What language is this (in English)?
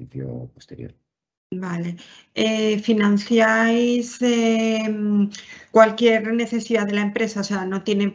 Spanish